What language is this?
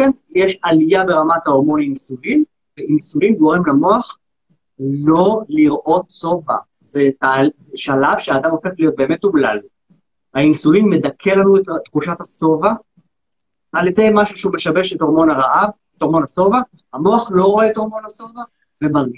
Hebrew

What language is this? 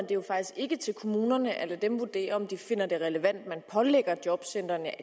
Danish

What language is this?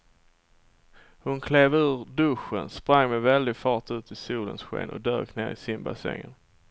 Swedish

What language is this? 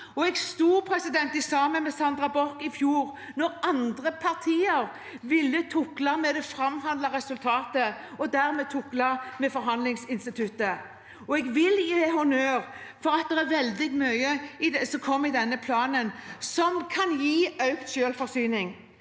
Norwegian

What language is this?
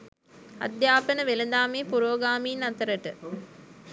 Sinhala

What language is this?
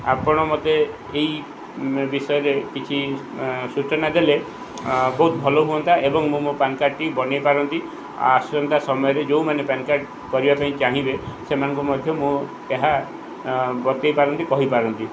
Odia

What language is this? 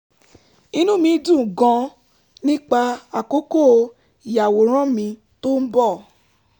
Yoruba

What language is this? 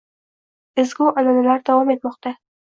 Uzbek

